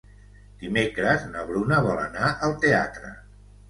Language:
Catalan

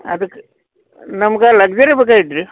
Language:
Kannada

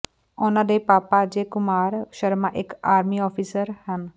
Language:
Punjabi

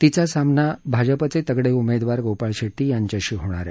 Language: Marathi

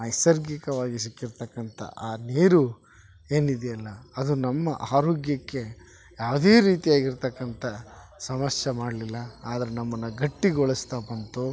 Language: Kannada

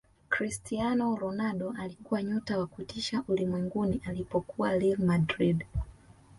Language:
Swahili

